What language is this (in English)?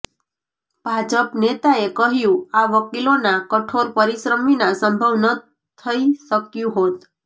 Gujarati